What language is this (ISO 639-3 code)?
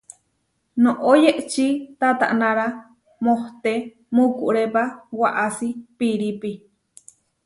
var